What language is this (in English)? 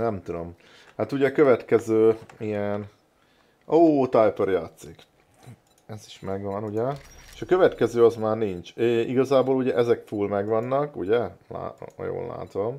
Hungarian